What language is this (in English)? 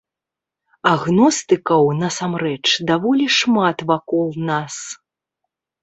Belarusian